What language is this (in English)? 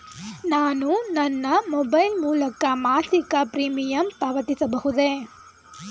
Kannada